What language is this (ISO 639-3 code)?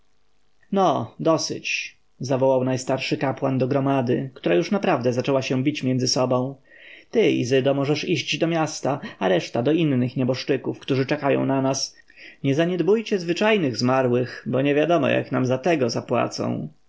pol